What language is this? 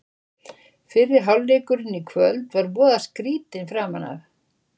Icelandic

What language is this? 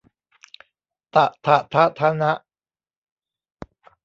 Thai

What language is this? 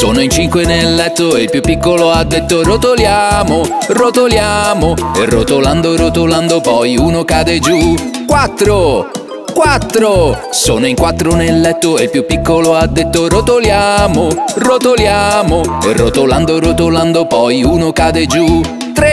Italian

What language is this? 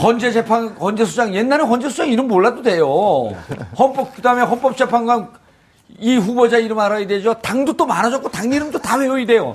Korean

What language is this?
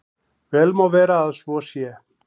Icelandic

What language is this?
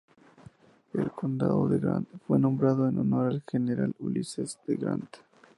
Spanish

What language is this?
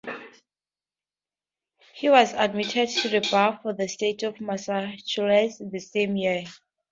English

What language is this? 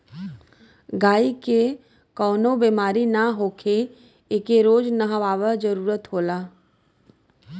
Bhojpuri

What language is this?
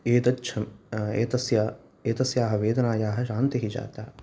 Sanskrit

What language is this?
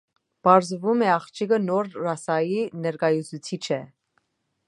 Armenian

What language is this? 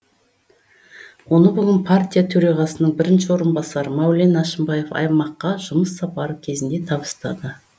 Kazakh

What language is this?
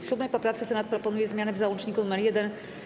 Polish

